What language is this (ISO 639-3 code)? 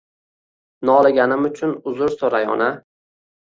uzb